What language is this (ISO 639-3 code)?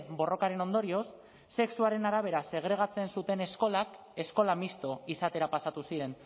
eus